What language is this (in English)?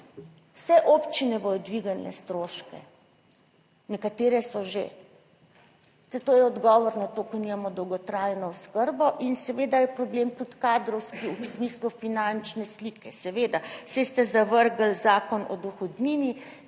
Slovenian